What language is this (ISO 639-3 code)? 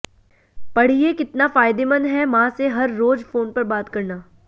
hin